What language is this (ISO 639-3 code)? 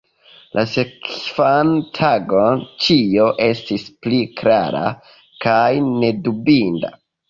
epo